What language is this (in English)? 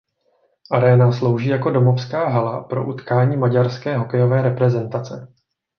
Czech